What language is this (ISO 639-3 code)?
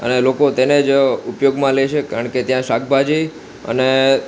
guj